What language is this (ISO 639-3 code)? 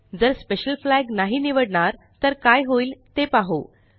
mar